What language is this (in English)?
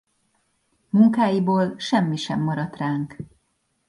Hungarian